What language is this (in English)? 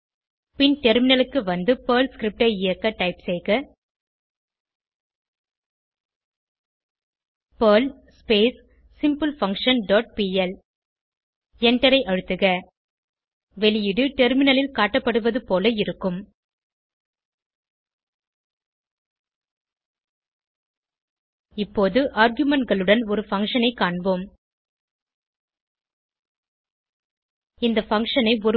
Tamil